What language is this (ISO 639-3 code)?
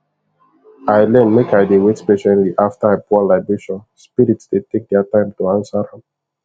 pcm